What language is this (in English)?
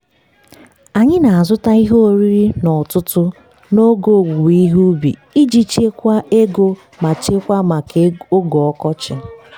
Igbo